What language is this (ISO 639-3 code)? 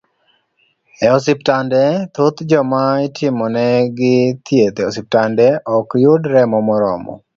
luo